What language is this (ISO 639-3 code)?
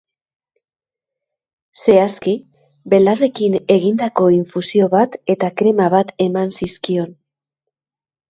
eus